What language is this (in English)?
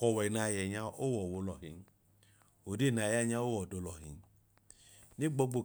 Idoma